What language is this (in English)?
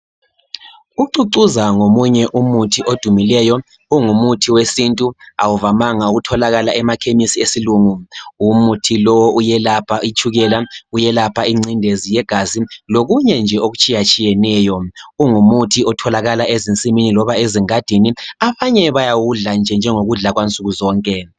North Ndebele